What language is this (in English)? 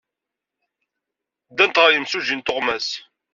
Kabyle